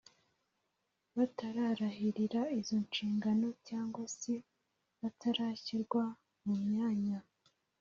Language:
Kinyarwanda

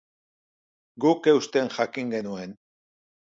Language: Basque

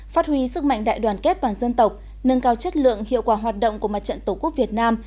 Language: Vietnamese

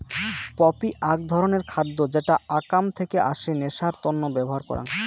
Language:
Bangla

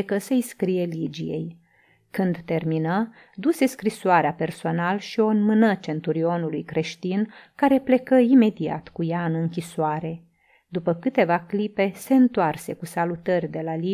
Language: Romanian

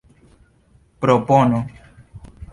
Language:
Esperanto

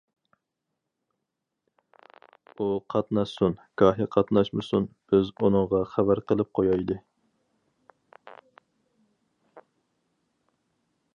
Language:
Uyghur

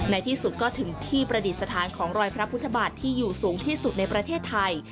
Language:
Thai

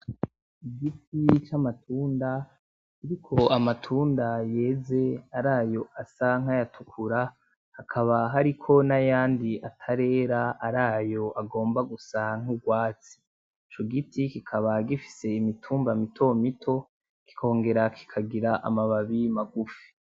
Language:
Rundi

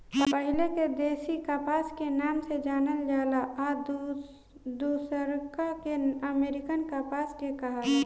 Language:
Bhojpuri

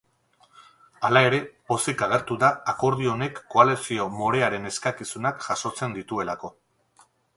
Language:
Basque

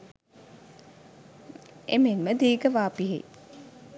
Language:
Sinhala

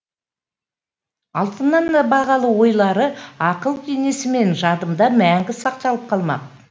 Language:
Kazakh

